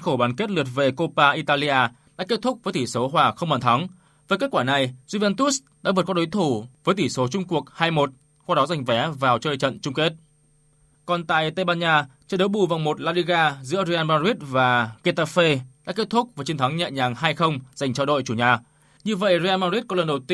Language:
Vietnamese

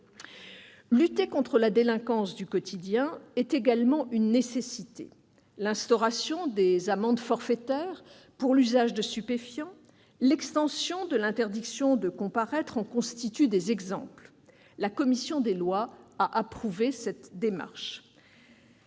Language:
French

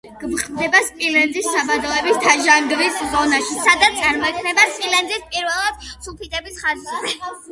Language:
Georgian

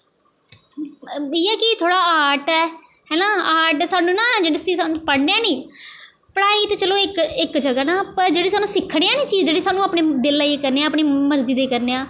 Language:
Dogri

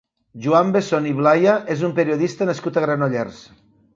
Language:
Catalan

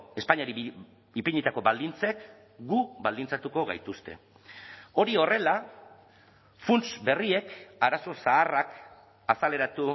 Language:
Basque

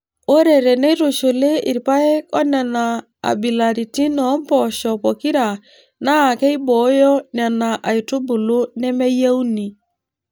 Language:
Masai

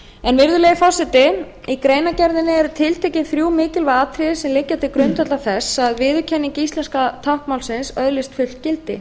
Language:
Icelandic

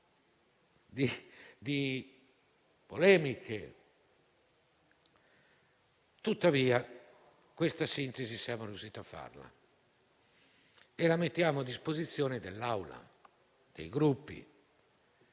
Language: Italian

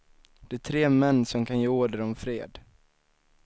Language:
Swedish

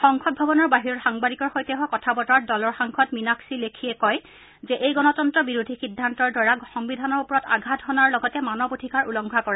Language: Assamese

